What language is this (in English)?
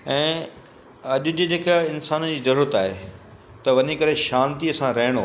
Sindhi